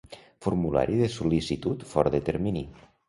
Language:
Catalan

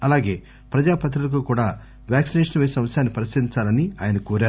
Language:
Telugu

